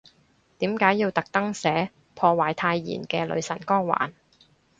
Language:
Cantonese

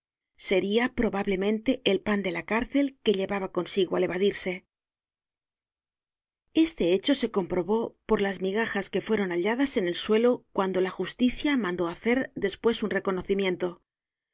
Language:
Spanish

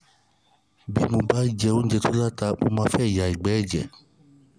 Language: Yoruba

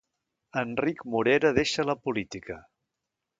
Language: Catalan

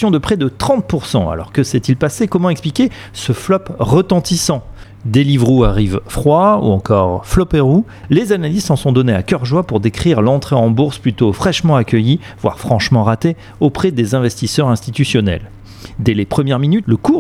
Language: French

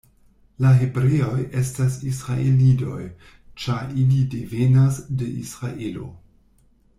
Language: Esperanto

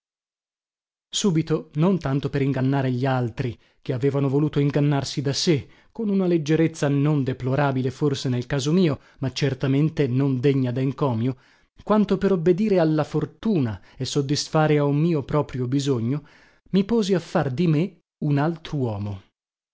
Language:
Italian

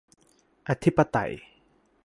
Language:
Thai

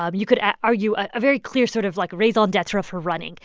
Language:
English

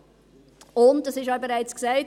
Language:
Swiss German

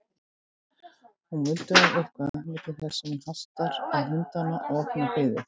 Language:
Icelandic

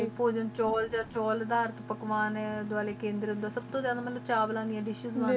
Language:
Punjabi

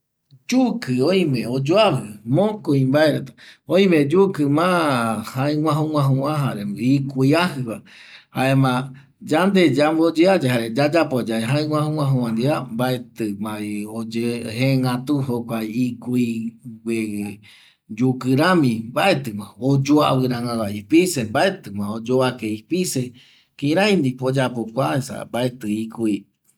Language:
Eastern Bolivian Guaraní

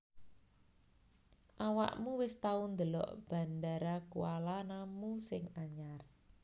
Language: Javanese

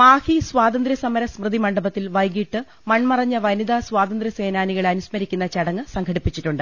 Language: Malayalam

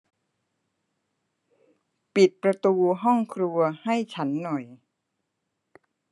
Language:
Thai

